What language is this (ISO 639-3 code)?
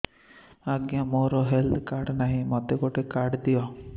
ori